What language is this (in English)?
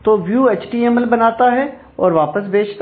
Hindi